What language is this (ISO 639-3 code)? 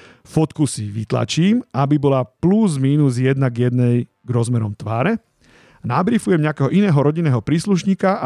slk